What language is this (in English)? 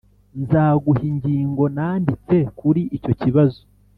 Kinyarwanda